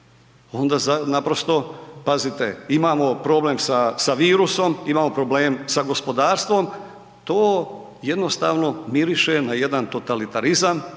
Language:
Croatian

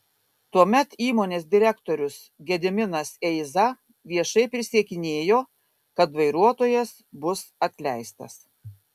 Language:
Lithuanian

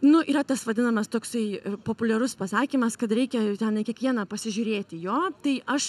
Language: Lithuanian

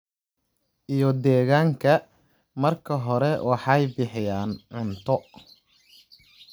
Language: Somali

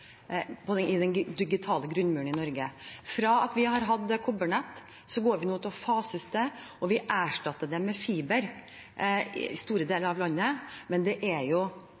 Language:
Norwegian Bokmål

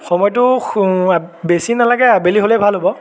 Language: Assamese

